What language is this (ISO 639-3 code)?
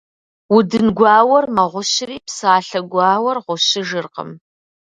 kbd